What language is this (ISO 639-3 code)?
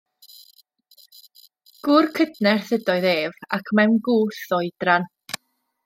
cym